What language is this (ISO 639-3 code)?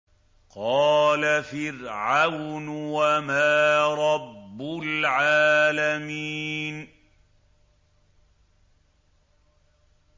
ara